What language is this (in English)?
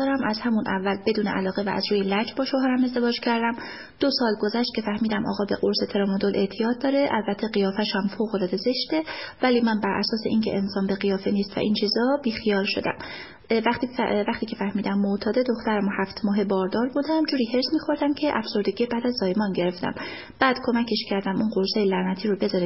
Persian